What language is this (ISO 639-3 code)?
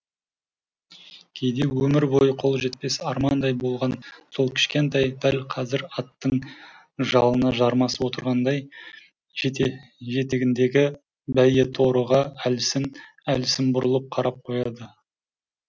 kaz